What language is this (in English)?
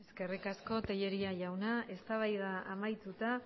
Basque